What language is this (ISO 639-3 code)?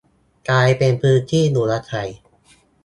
tha